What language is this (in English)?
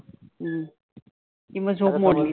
Marathi